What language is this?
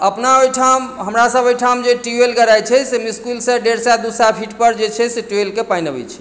Maithili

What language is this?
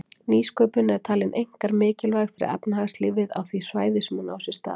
Icelandic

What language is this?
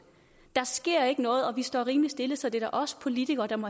Danish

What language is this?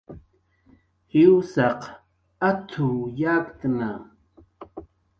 Jaqaru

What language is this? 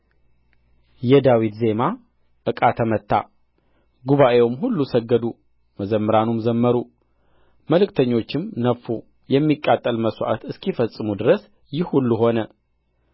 Amharic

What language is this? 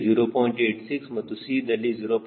Kannada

